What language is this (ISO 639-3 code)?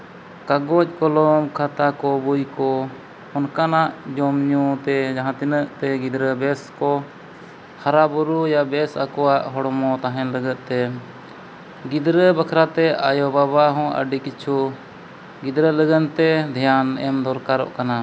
sat